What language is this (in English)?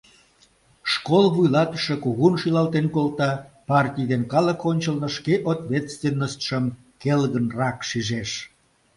Mari